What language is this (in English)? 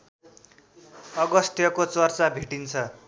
Nepali